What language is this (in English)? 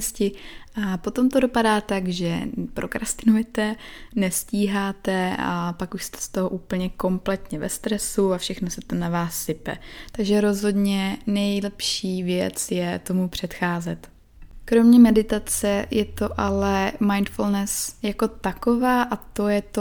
Czech